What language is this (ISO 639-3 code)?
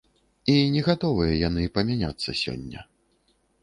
bel